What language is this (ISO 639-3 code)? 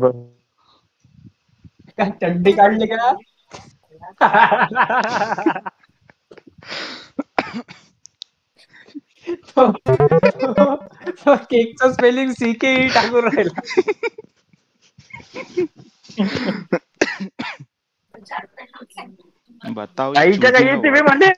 mar